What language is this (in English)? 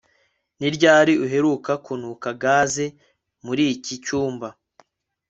Kinyarwanda